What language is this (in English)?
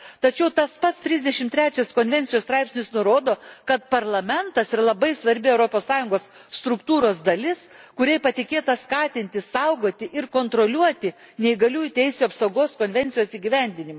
Lithuanian